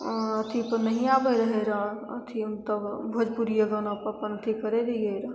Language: Maithili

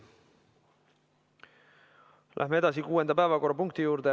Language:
Estonian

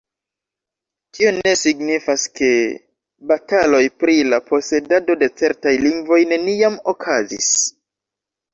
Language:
Esperanto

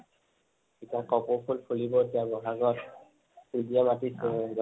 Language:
Assamese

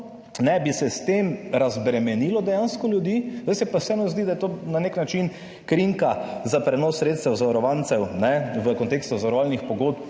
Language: Slovenian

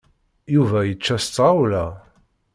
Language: Kabyle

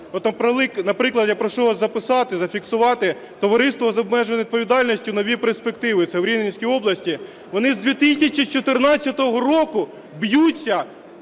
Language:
Ukrainian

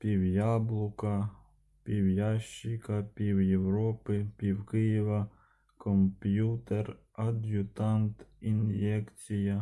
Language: Ukrainian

